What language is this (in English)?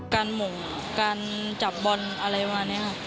Thai